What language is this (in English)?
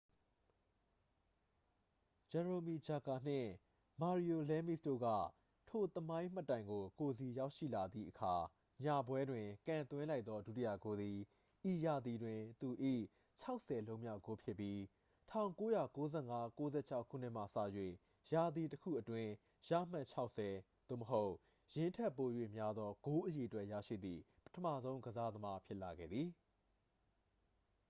Burmese